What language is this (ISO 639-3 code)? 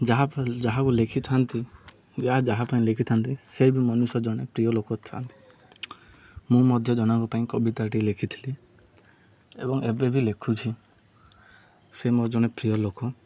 ori